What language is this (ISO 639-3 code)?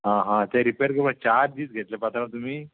kok